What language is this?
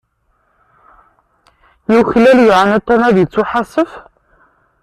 Kabyle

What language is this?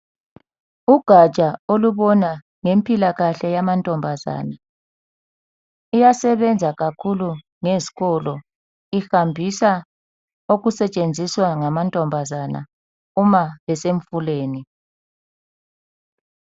North Ndebele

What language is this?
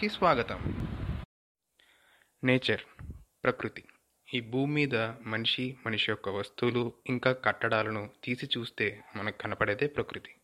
Telugu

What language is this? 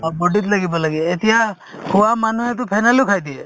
Assamese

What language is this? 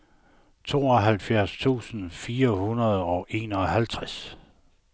Danish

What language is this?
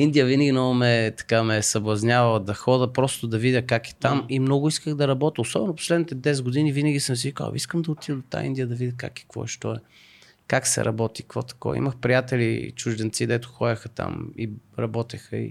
Bulgarian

